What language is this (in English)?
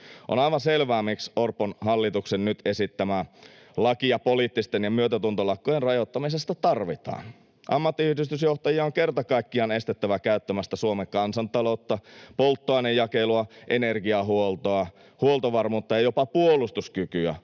Finnish